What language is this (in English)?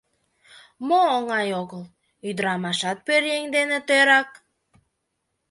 Mari